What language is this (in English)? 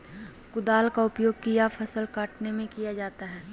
Magahi